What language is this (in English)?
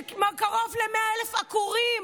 Hebrew